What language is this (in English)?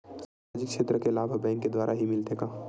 Chhattisgarhi